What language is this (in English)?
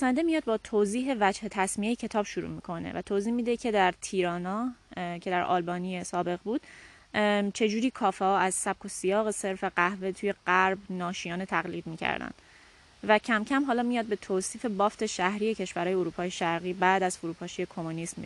Persian